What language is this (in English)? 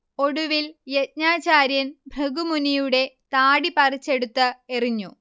Malayalam